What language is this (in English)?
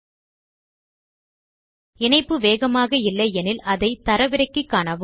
Tamil